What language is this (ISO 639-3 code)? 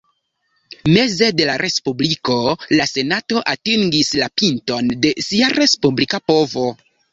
epo